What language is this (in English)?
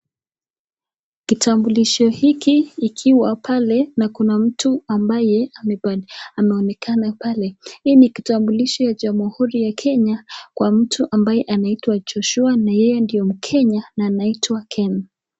Swahili